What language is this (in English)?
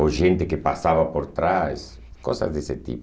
Portuguese